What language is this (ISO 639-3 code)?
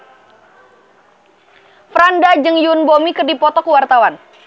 sun